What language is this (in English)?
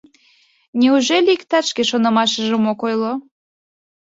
Mari